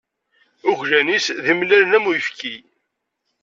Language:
Kabyle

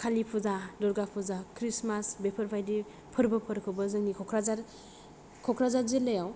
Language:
Bodo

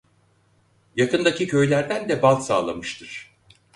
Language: Turkish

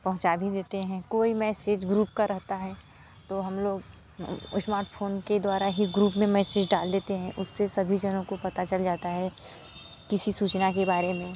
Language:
Hindi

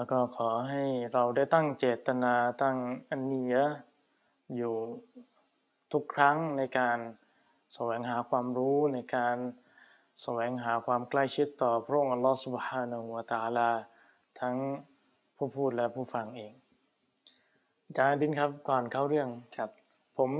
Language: Thai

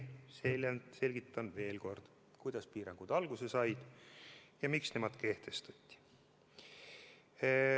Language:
Estonian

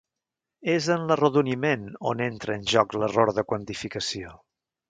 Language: Catalan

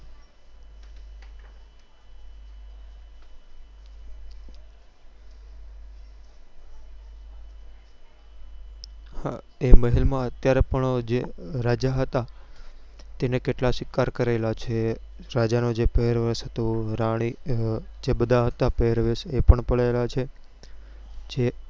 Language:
Gujarati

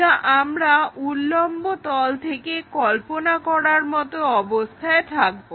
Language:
Bangla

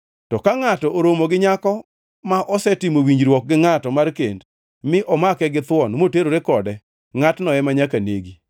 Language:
Luo (Kenya and Tanzania)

